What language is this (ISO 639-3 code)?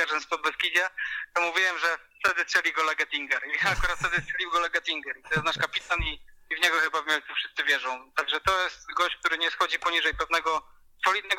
pol